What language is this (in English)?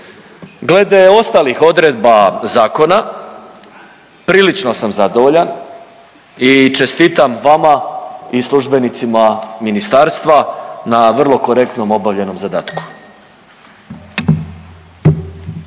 Croatian